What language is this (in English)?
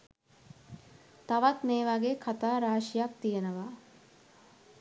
Sinhala